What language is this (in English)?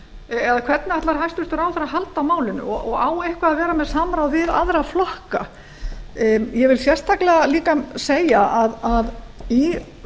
Icelandic